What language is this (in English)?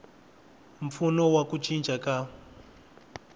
Tsonga